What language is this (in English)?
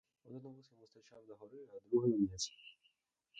Ukrainian